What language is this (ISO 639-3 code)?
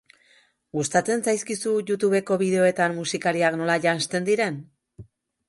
eus